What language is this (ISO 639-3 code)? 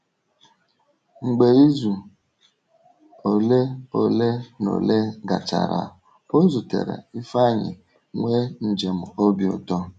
ibo